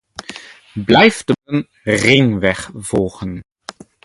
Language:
Dutch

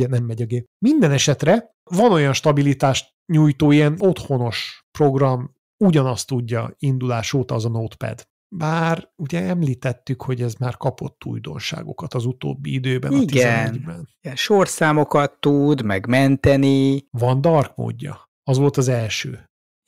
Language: Hungarian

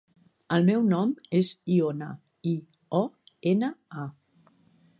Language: Catalan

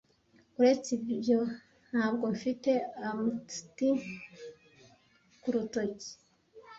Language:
Kinyarwanda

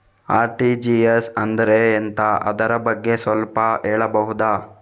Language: Kannada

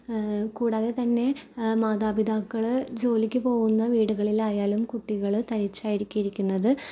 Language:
Malayalam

